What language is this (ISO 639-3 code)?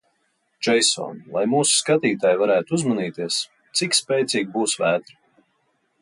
lav